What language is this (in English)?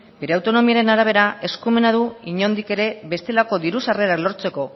Basque